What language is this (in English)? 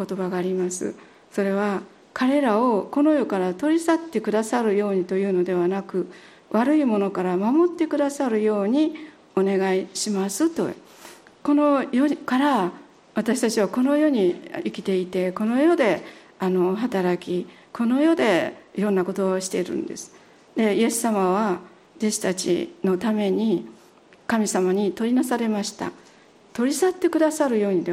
Japanese